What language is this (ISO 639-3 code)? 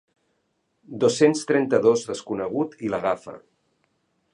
cat